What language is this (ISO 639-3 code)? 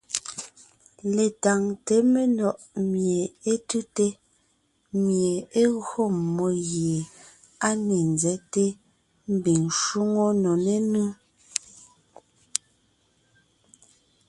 nnh